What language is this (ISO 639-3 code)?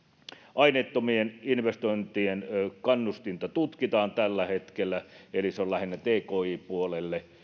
fin